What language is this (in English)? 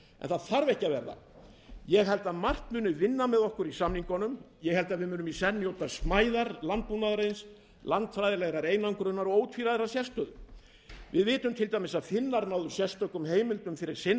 Icelandic